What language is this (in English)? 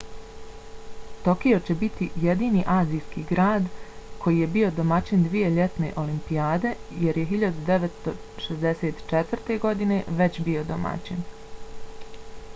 Bosnian